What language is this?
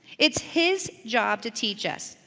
English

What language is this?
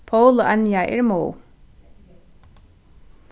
Faroese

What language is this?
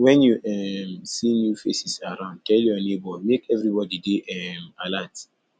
Nigerian Pidgin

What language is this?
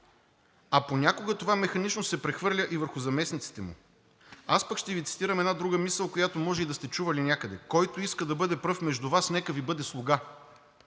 Bulgarian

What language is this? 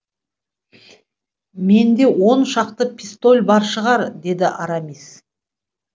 Kazakh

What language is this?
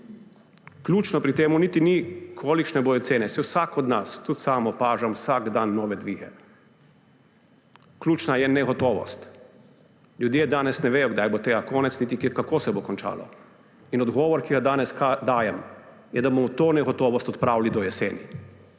Slovenian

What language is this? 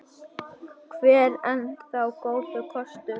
Icelandic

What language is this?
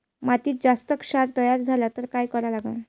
Marathi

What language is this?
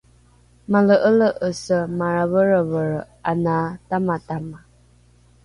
Rukai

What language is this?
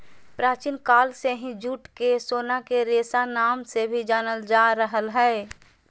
Magahi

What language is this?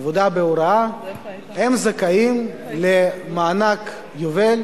Hebrew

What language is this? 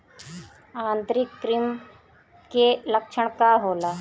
Bhojpuri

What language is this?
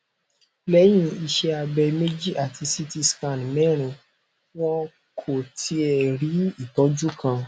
Yoruba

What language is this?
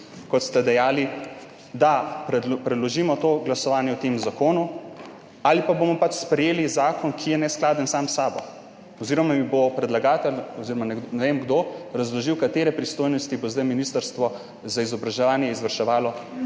Slovenian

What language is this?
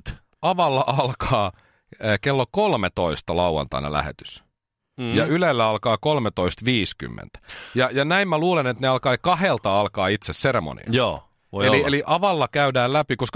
Finnish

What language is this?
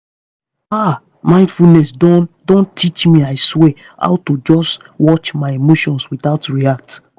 Nigerian Pidgin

